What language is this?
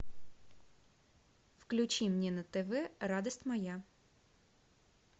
Russian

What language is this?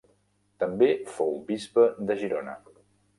Catalan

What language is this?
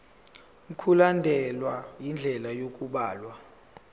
Zulu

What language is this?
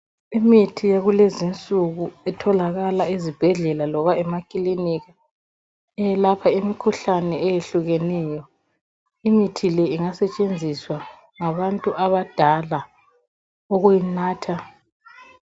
North Ndebele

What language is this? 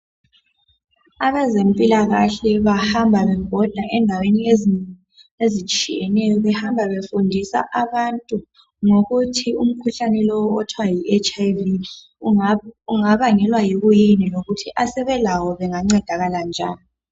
North Ndebele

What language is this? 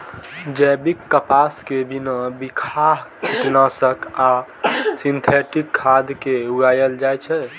Maithili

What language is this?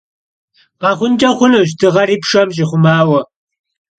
Kabardian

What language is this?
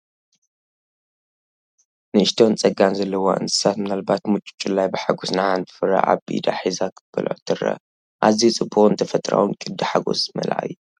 Tigrinya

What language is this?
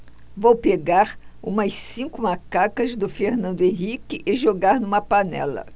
Portuguese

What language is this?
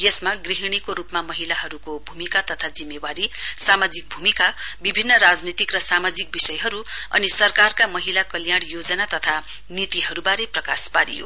Nepali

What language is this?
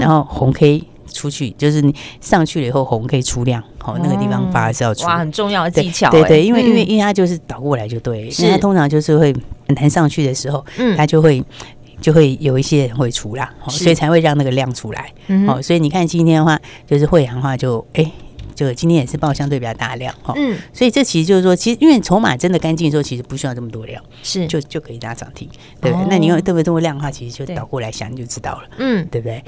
Chinese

